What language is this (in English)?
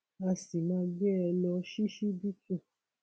Yoruba